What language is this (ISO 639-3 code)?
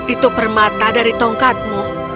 ind